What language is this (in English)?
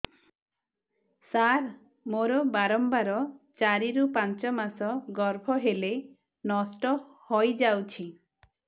Odia